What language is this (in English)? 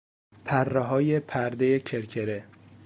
Persian